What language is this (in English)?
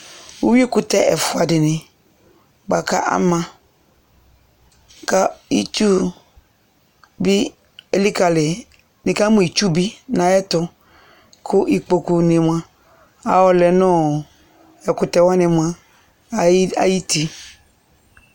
Ikposo